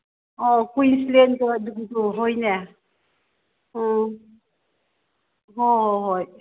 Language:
Manipuri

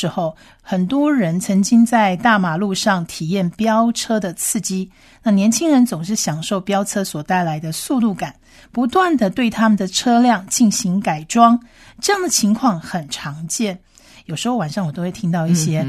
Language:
Chinese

